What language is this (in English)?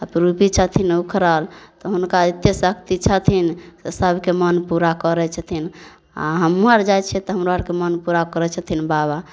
Maithili